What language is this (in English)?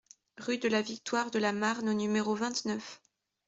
French